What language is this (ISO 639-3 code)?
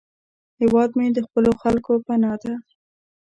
pus